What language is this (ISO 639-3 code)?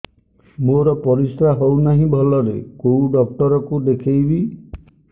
ori